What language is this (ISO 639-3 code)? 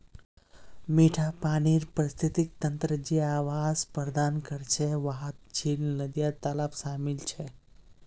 mag